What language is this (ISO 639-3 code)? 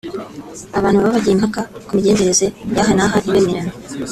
kin